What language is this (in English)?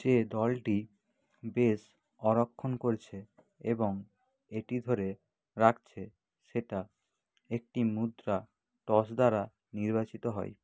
Bangla